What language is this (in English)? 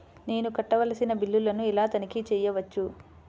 Telugu